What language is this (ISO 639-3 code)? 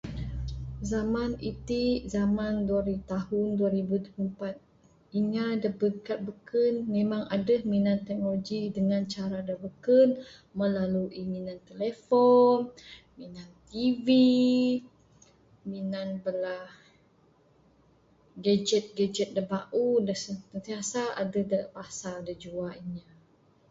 sdo